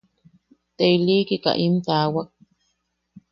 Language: Yaqui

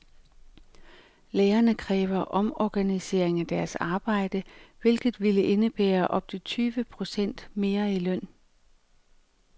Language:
Danish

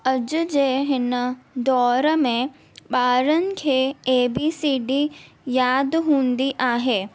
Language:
Sindhi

